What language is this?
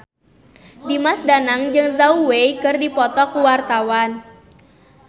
Sundanese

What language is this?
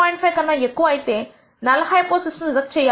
Telugu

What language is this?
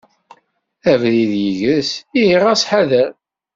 Kabyle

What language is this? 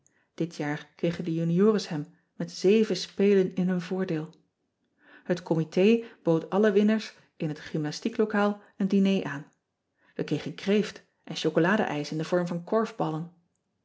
Dutch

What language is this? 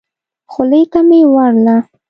Pashto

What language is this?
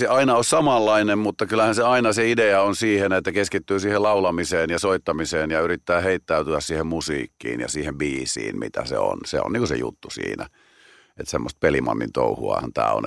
Finnish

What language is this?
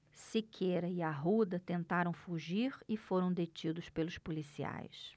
Portuguese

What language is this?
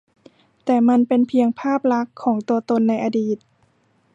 Thai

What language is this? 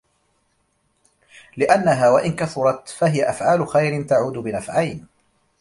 Arabic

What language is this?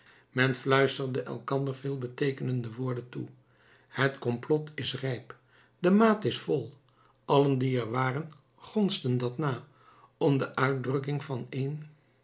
Dutch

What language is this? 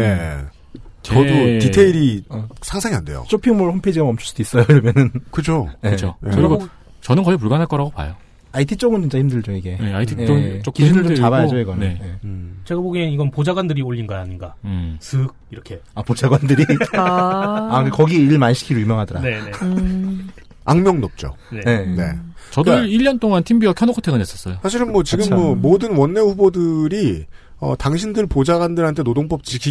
Korean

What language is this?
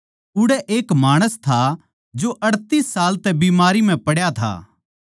Haryanvi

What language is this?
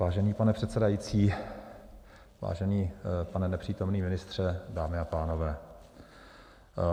Czech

